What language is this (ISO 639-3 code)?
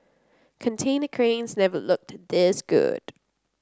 eng